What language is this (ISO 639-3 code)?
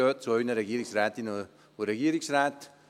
gsw